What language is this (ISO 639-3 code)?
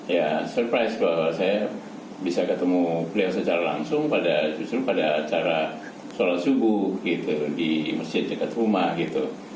ind